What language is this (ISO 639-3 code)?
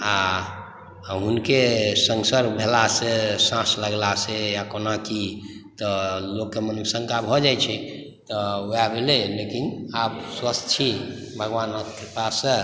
mai